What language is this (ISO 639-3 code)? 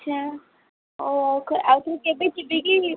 ori